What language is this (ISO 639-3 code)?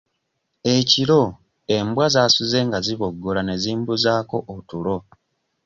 lug